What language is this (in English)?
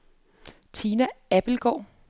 Danish